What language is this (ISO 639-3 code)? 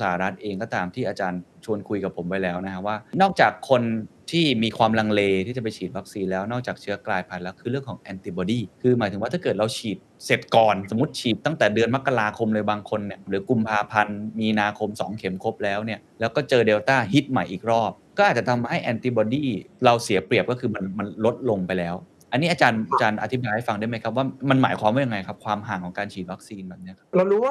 tha